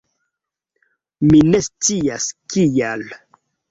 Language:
Esperanto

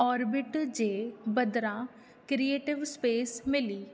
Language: Sindhi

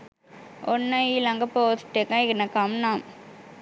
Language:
Sinhala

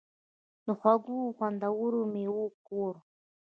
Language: Pashto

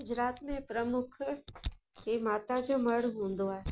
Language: Sindhi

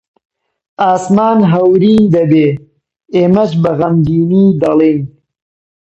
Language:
Central Kurdish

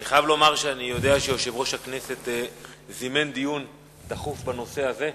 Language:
Hebrew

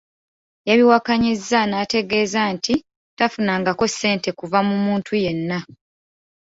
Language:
Ganda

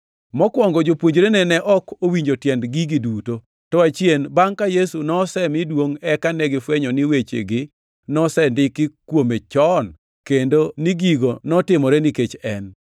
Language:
Luo (Kenya and Tanzania)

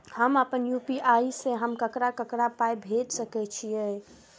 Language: Maithili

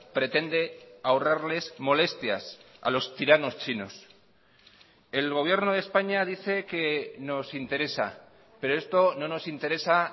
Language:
Spanish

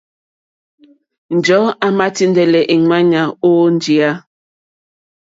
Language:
Mokpwe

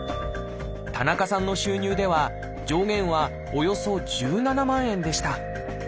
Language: Japanese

